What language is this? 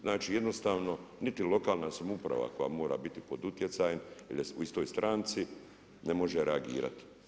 Croatian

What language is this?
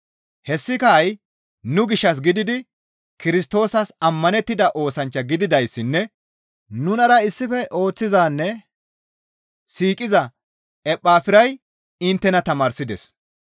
Gamo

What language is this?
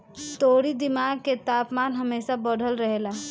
Bhojpuri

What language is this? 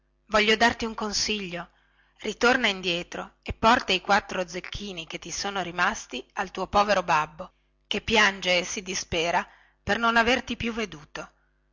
Italian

